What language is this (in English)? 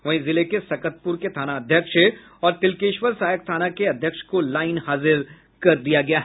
Hindi